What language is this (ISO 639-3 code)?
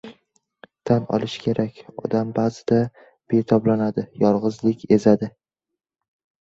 uzb